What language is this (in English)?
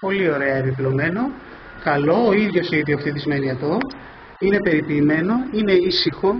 Greek